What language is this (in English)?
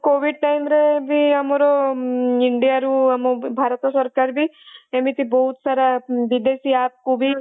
Odia